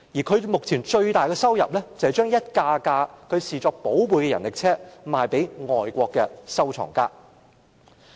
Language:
Cantonese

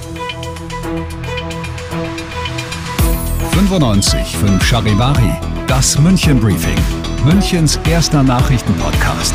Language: German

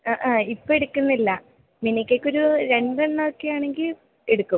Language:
Malayalam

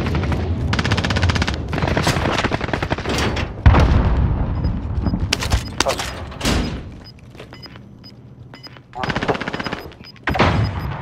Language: Polish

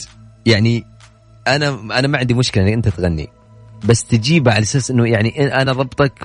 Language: Arabic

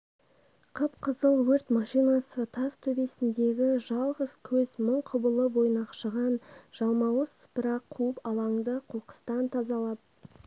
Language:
Kazakh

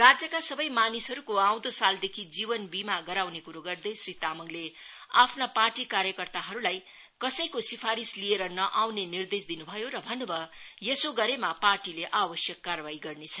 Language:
Nepali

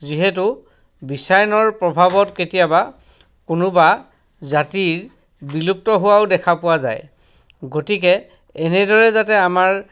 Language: Assamese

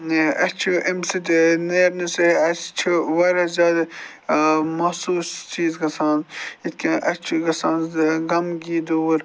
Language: Kashmiri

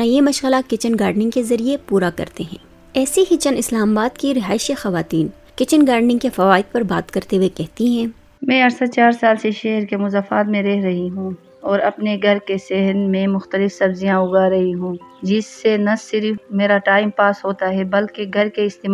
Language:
Urdu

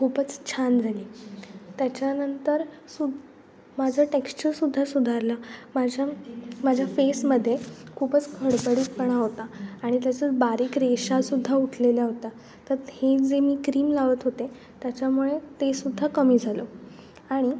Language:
Marathi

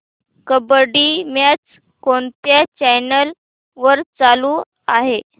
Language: Marathi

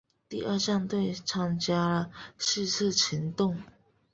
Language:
Chinese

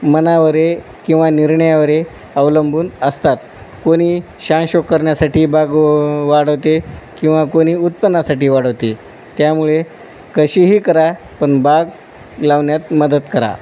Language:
Marathi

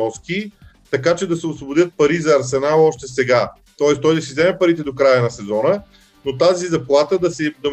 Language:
Bulgarian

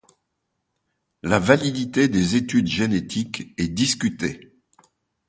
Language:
French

